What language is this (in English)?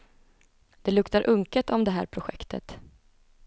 Swedish